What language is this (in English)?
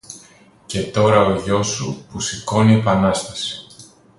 Greek